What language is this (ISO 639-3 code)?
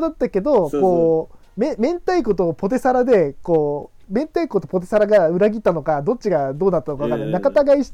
jpn